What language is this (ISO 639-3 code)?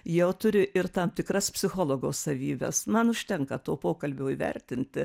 lit